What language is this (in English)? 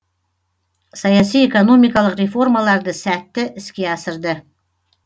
Kazakh